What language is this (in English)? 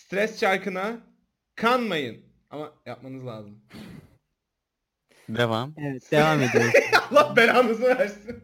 Turkish